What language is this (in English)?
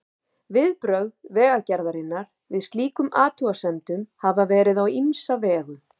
Icelandic